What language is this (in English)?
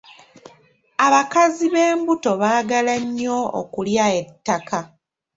Ganda